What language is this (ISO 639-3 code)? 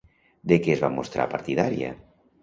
cat